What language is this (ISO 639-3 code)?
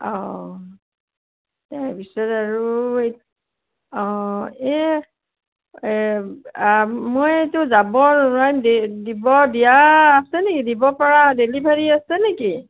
asm